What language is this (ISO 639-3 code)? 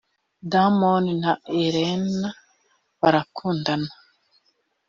kin